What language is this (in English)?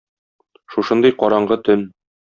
Tatar